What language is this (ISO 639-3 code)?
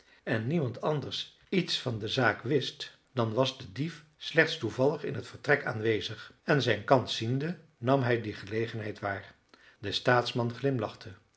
nld